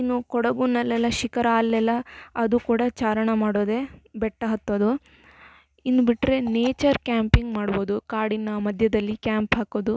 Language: Kannada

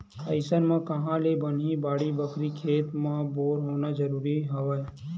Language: Chhattisgarhi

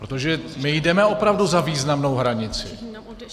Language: Czech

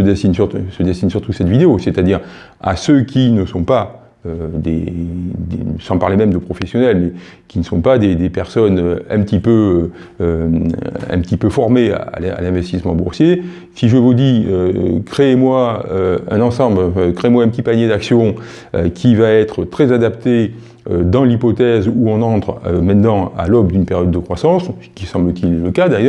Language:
French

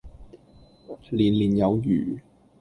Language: Cantonese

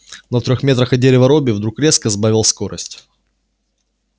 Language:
Russian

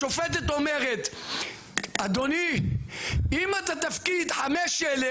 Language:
Hebrew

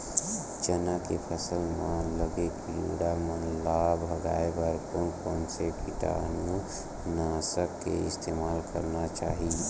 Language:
Chhattisgarhi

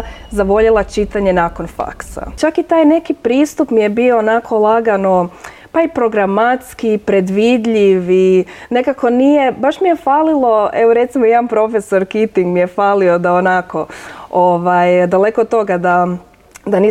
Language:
Croatian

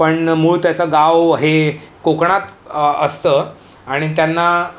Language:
Marathi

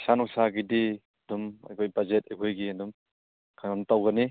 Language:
Manipuri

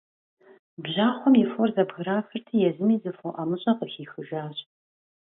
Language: Kabardian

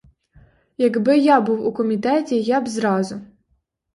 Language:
Ukrainian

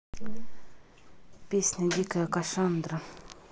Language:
Russian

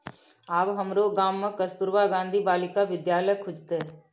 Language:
Maithili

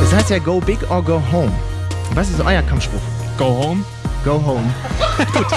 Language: German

